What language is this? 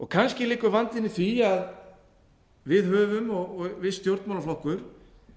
Icelandic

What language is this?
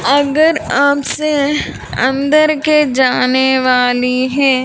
Hindi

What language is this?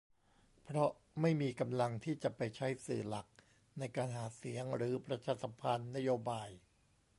Thai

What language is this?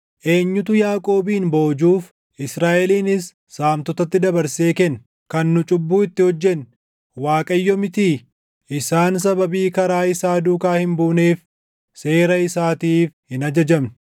Oromo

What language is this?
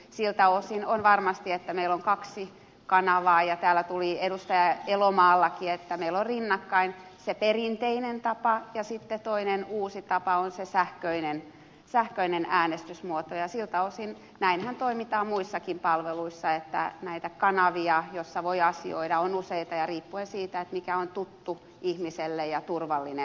Finnish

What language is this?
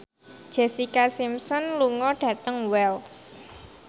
Javanese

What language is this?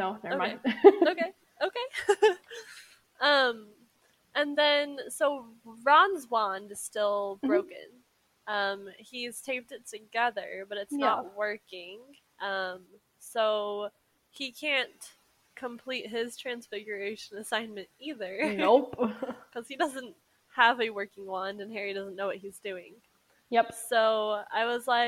English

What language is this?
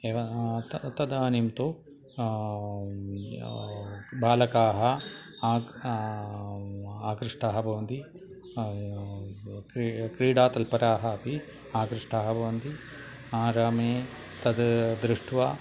Sanskrit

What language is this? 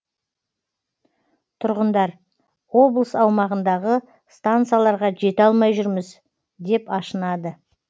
Kazakh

